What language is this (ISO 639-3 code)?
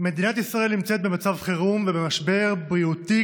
heb